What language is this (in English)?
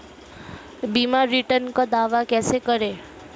Hindi